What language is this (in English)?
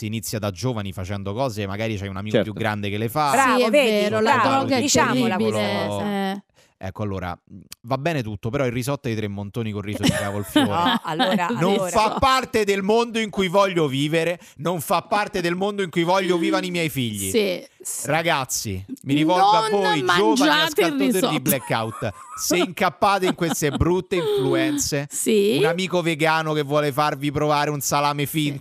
Italian